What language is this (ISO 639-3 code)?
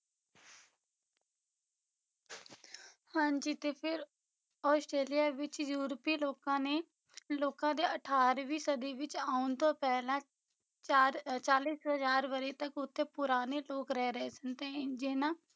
pan